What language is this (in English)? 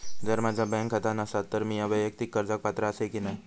Marathi